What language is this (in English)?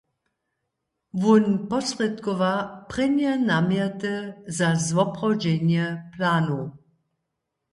Upper Sorbian